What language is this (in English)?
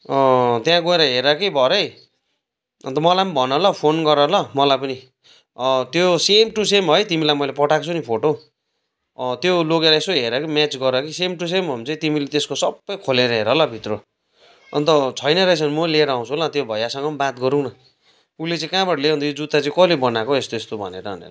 Nepali